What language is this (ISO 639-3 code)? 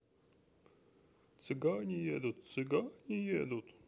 rus